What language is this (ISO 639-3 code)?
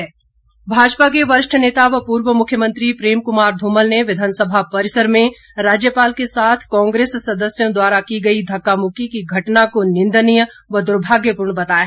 hin